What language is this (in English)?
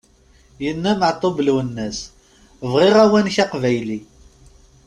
Kabyle